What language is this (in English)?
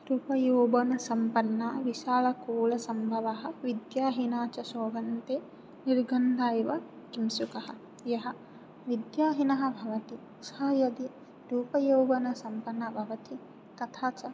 Sanskrit